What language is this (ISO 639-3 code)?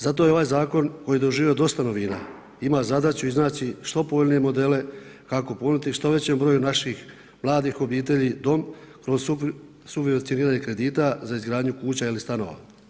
hrv